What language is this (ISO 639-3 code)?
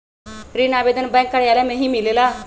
mag